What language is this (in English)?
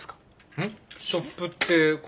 Japanese